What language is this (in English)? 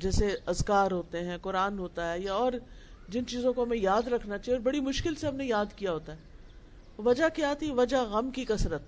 Urdu